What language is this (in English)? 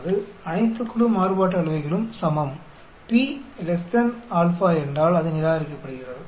Tamil